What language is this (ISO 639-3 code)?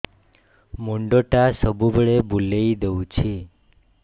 ori